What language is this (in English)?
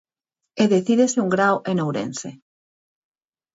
Galician